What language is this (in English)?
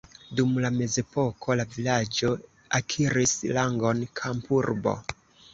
Esperanto